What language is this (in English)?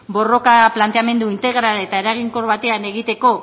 Basque